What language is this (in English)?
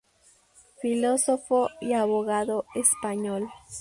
Spanish